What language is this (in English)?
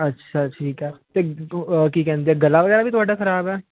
Punjabi